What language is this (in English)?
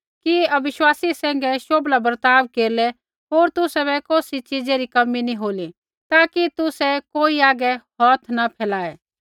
Kullu Pahari